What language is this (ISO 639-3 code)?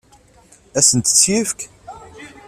kab